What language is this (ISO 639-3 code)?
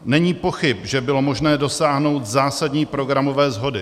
ces